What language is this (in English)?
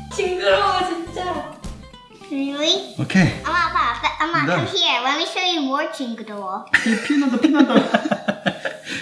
Korean